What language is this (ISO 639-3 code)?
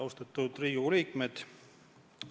est